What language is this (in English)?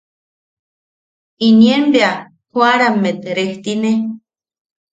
Yaqui